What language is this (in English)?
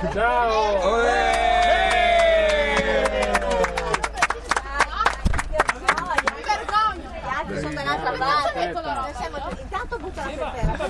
Italian